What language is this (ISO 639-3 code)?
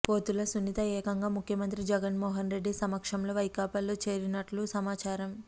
tel